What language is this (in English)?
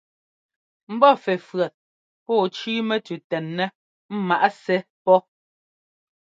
Ngomba